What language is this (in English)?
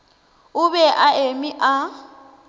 Northern Sotho